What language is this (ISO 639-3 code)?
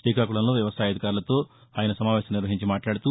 tel